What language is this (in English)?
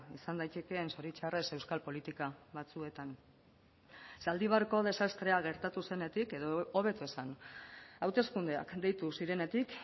Basque